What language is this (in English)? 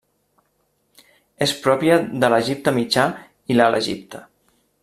Catalan